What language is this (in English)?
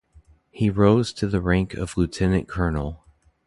English